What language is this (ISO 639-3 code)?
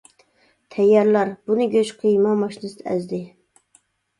uig